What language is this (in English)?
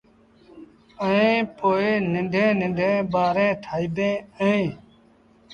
Sindhi Bhil